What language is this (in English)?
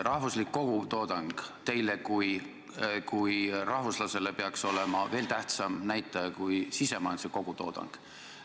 Estonian